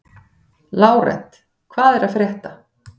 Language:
Icelandic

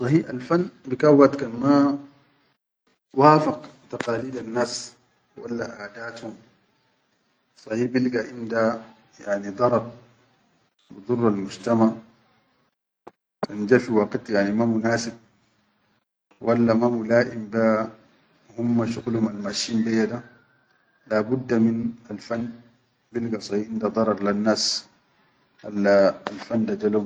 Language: Chadian Arabic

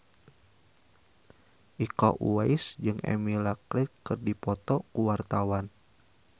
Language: Sundanese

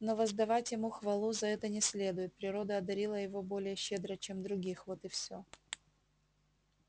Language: Russian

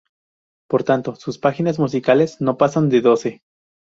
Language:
Spanish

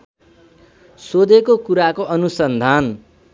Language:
Nepali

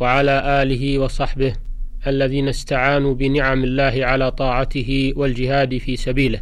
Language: Arabic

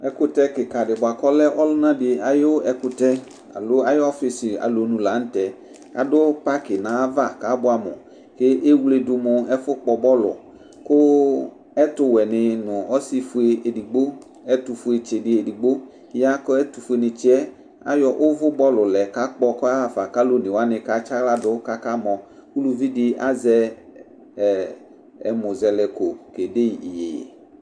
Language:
Ikposo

